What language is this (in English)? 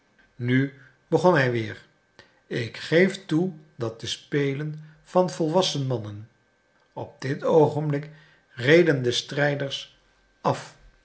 Dutch